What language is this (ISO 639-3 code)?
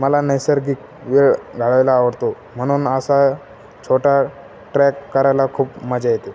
mar